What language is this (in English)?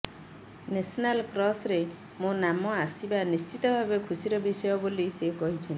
Odia